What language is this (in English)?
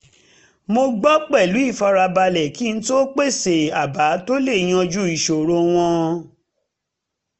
Yoruba